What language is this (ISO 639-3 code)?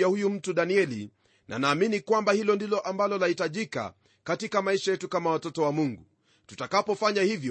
swa